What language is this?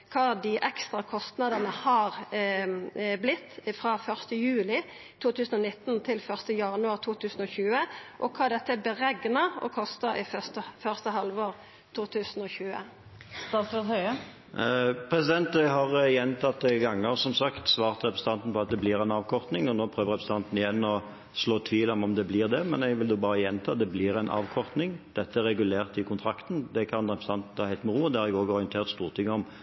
Norwegian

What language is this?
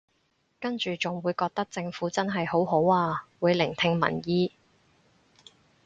Cantonese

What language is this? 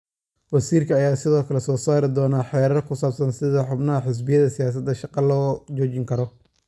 Somali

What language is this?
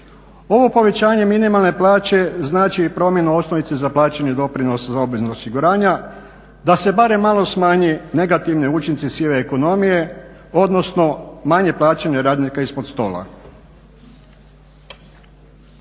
Croatian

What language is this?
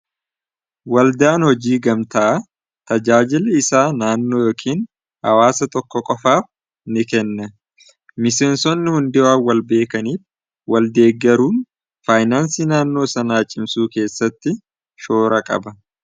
Oromo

